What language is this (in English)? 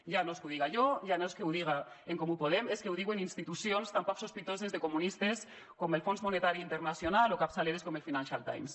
Catalan